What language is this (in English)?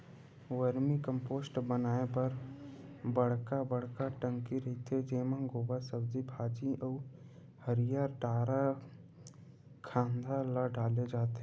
Chhattisgarhi